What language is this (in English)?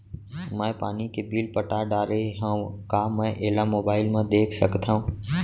Chhattisgarhi